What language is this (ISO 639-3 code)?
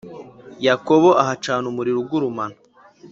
kin